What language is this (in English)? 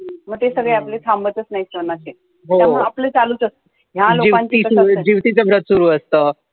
Marathi